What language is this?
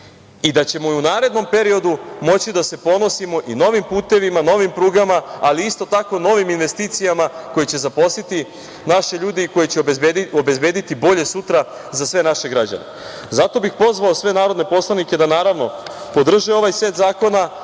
Serbian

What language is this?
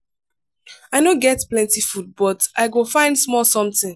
Nigerian Pidgin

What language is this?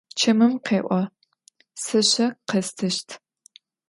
Adyghe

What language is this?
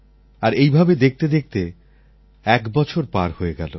Bangla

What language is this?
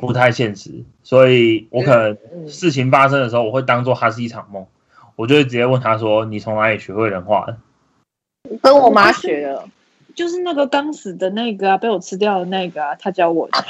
Chinese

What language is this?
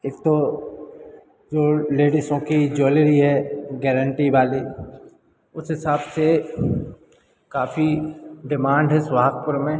Hindi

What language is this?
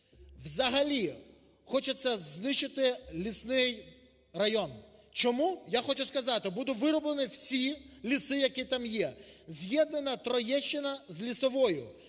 Ukrainian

